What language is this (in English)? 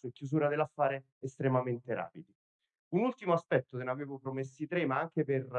Italian